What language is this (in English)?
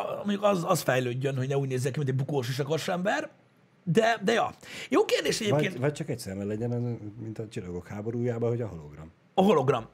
Hungarian